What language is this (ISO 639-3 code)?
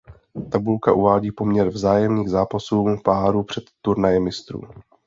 ces